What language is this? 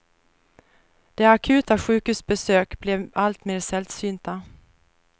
Swedish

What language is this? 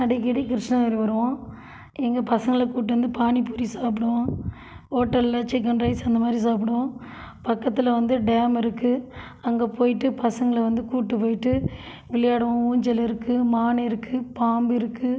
Tamil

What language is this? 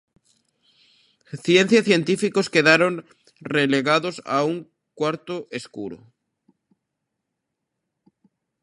Galician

